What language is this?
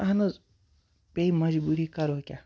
Kashmiri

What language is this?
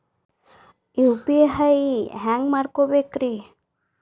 Kannada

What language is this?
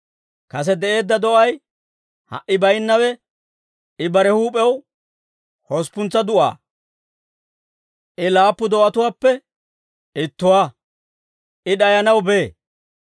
Dawro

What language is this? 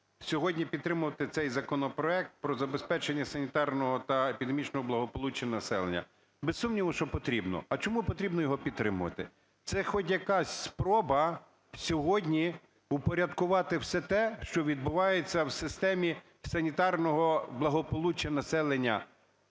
Ukrainian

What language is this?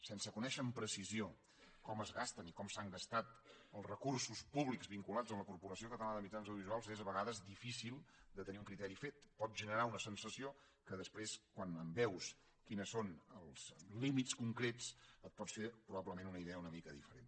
Catalan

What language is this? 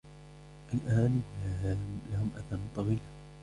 Arabic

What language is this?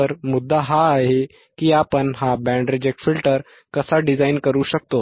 Marathi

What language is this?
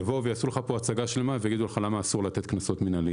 Hebrew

